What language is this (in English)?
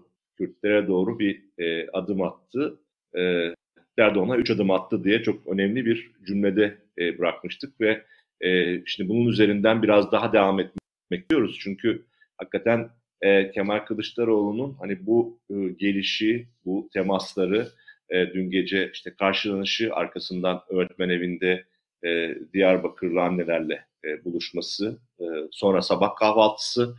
Turkish